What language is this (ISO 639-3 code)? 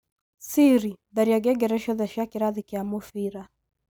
kik